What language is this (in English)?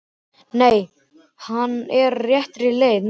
Icelandic